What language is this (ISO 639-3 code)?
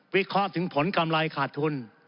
tha